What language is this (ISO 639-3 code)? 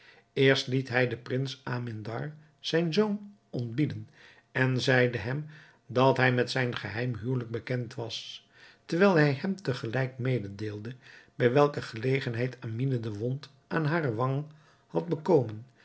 nld